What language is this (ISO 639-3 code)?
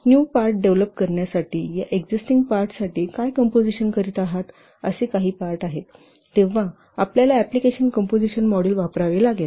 mar